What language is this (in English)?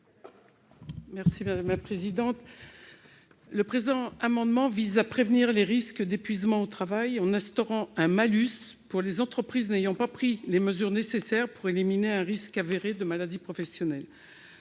French